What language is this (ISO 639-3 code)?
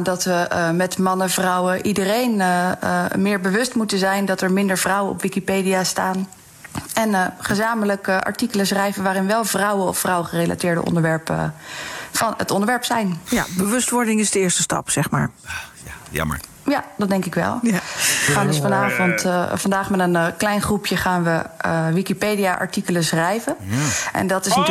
nld